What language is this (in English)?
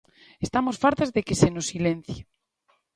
Galician